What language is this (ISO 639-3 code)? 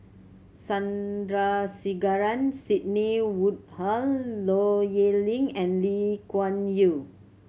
eng